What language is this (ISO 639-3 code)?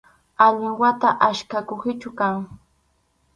qxu